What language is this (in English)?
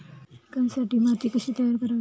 Marathi